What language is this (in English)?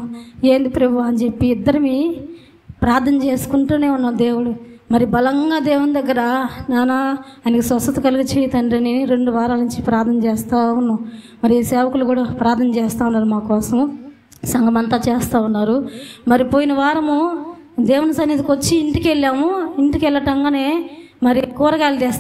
Telugu